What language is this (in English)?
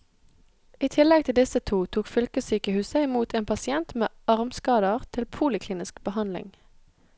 Norwegian